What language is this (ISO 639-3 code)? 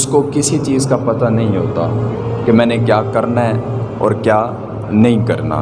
urd